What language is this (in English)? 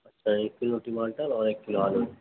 Urdu